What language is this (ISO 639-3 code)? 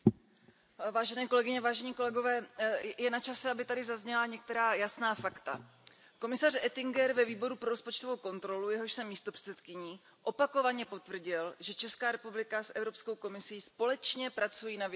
ces